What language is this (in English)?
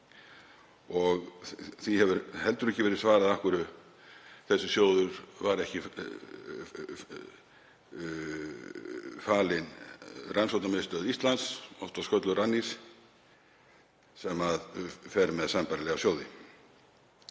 Icelandic